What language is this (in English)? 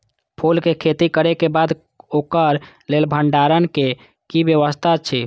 Maithili